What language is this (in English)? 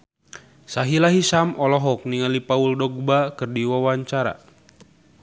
Sundanese